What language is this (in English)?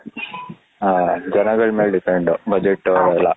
Kannada